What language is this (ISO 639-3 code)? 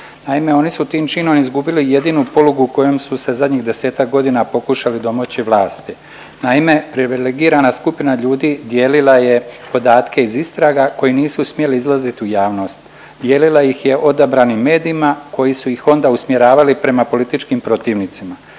hrv